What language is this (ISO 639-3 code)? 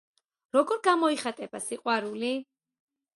kat